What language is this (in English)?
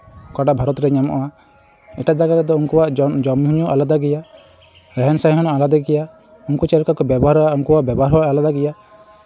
Santali